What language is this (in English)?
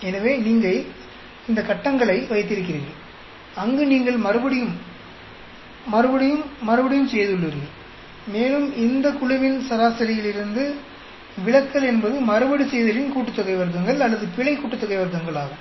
Tamil